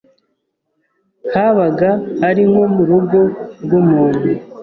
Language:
Kinyarwanda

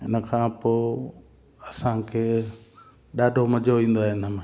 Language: Sindhi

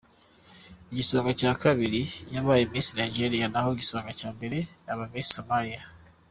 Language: Kinyarwanda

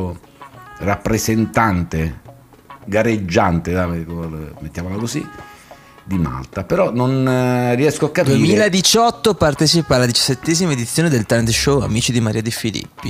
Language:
Italian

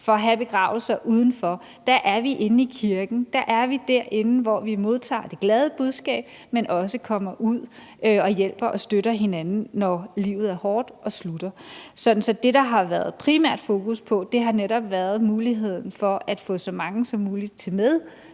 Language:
Danish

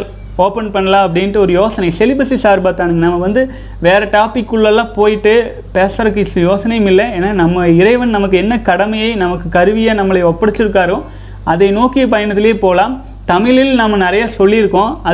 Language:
Tamil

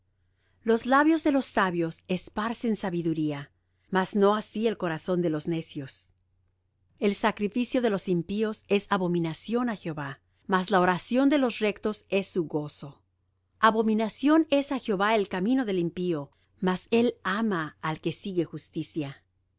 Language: Spanish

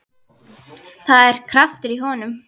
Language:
Icelandic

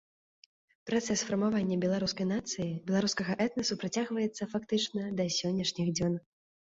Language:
Belarusian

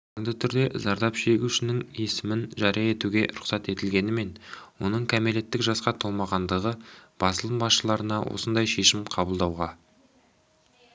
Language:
Kazakh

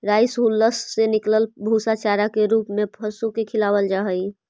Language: Magahi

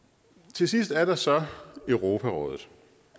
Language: Danish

